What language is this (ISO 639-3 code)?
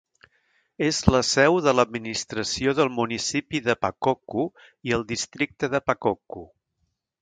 cat